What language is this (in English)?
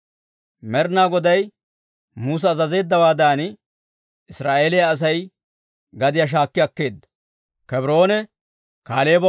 Dawro